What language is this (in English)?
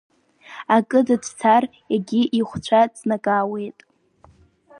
Abkhazian